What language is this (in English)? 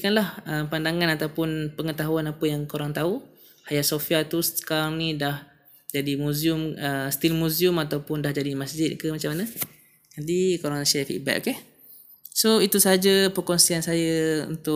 Malay